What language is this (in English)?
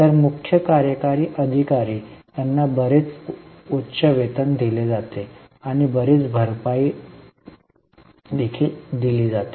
Marathi